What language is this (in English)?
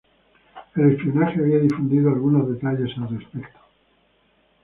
Spanish